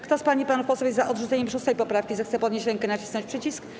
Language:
Polish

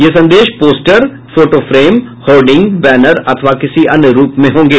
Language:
Hindi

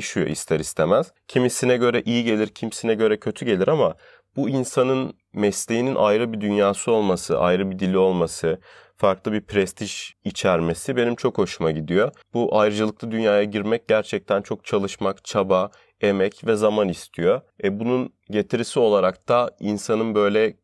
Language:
Turkish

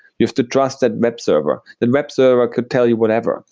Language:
English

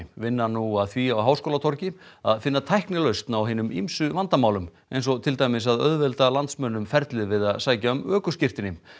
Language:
Icelandic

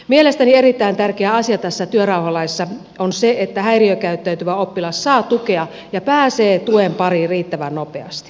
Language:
Finnish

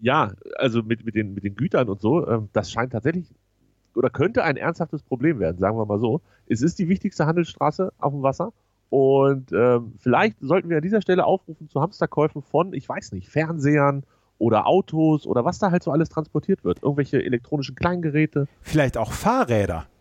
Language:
German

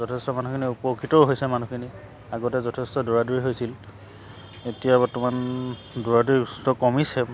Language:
Assamese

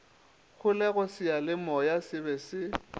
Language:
Northern Sotho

